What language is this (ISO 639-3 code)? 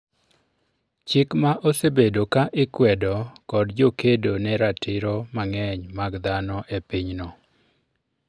luo